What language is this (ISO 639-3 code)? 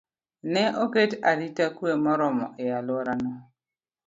luo